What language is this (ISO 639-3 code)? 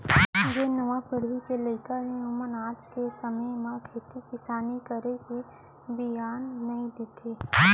hne